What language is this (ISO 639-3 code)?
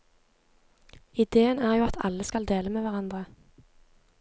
nor